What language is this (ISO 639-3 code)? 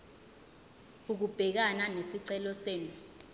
zul